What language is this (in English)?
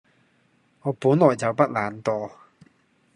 Cantonese